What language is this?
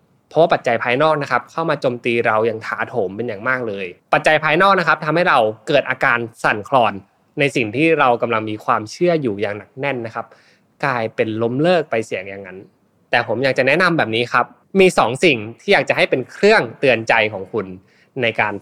Thai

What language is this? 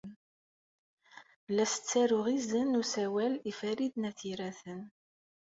Kabyle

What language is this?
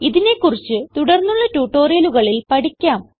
Malayalam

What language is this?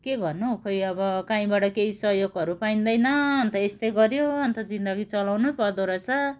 Nepali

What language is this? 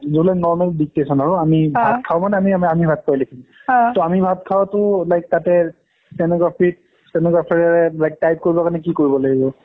Assamese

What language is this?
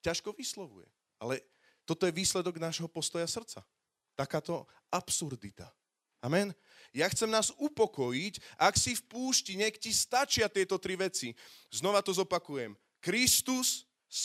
Slovak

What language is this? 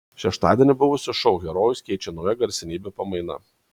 Lithuanian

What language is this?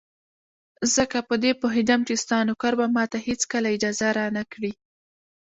Pashto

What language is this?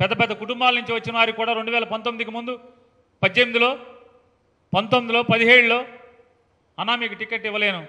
Telugu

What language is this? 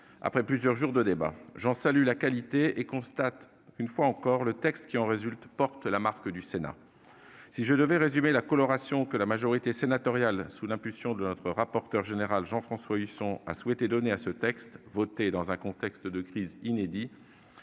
French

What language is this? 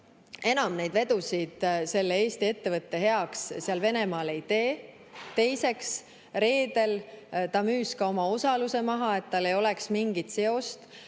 Estonian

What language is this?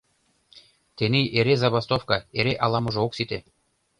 Mari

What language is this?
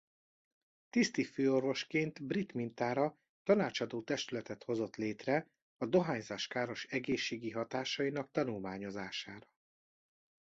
Hungarian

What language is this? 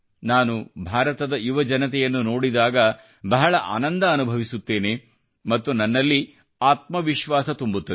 Kannada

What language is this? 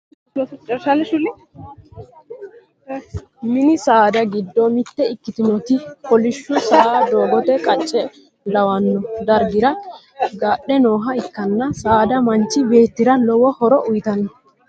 Sidamo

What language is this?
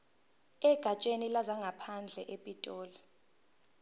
Zulu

